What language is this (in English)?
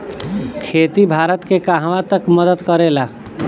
Bhojpuri